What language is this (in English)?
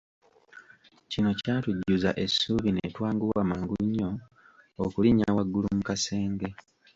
Ganda